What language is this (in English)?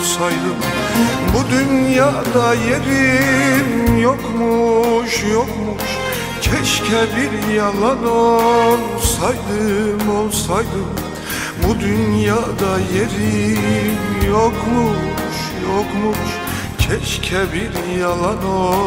Turkish